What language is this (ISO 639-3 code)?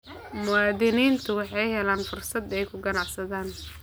som